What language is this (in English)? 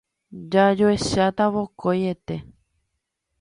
Guarani